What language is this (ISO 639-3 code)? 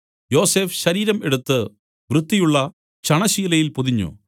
mal